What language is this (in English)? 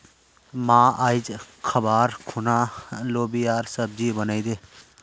Magahi